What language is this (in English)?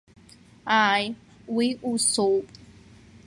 Abkhazian